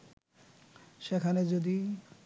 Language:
Bangla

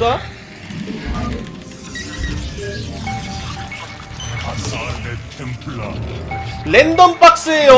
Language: Korean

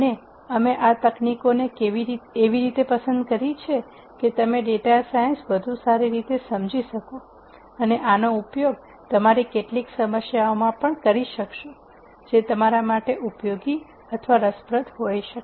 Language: Gujarati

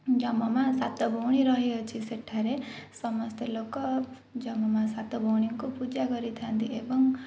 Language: Odia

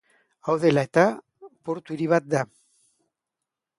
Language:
Basque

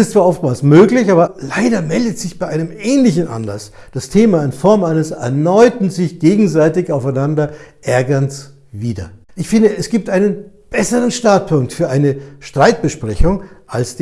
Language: German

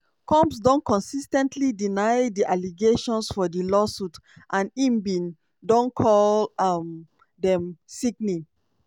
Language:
Nigerian Pidgin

